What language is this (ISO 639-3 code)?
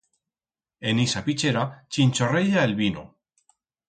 arg